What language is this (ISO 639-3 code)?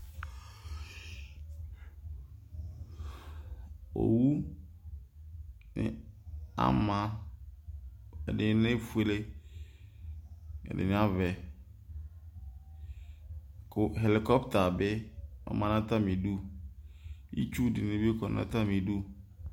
kpo